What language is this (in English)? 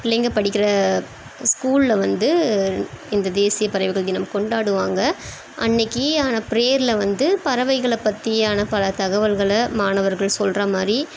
Tamil